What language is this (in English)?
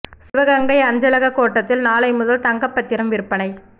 Tamil